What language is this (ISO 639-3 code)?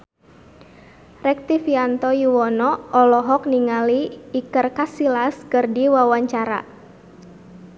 sun